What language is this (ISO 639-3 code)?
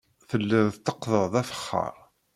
kab